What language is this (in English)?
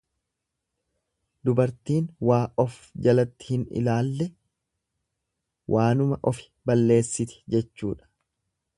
Oromo